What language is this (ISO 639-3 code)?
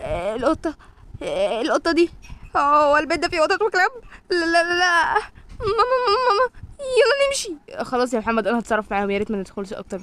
ara